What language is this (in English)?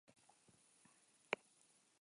Basque